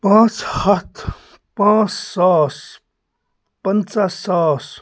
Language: Kashmiri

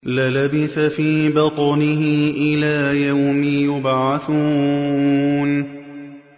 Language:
Arabic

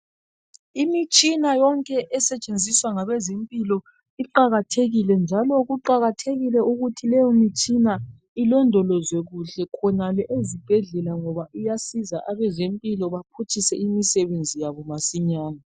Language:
North Ndebele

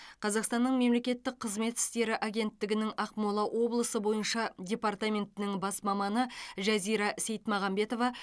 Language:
Kazakh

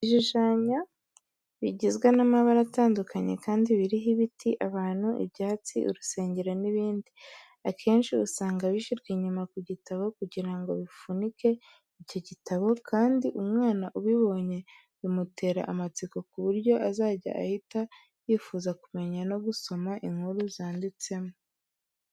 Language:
Kinyarwanda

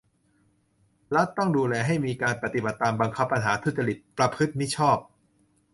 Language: Thai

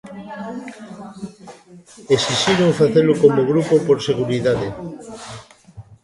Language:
Galician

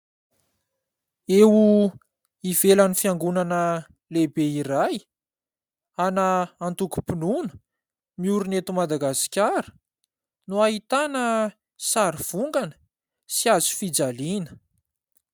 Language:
Malagasy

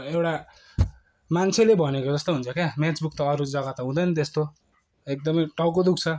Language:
Nepali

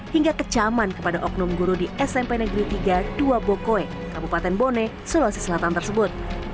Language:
Indonesian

